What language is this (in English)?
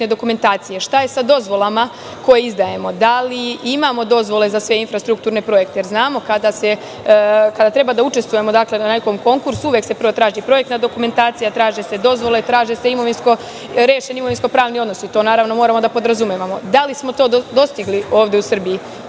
Serbian